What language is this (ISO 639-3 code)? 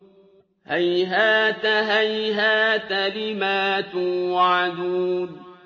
ara